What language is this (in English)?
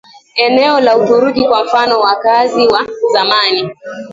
Swahili